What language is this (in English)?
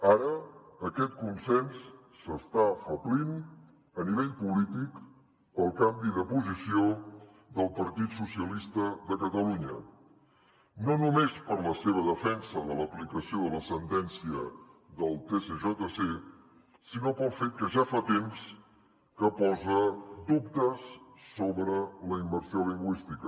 Catalan